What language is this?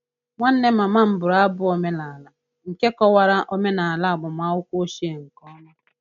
Igbo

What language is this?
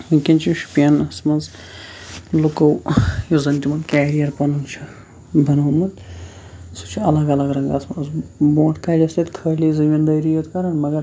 Kashmiri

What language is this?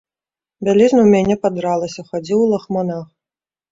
Belarusian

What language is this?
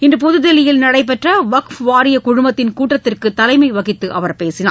Tamil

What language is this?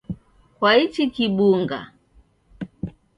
Taita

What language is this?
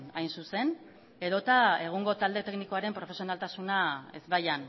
Basque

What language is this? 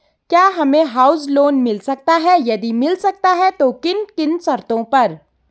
Hindi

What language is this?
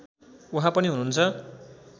Nepali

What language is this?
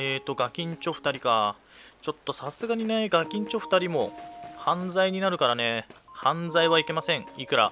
Japanese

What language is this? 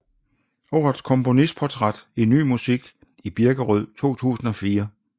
Danish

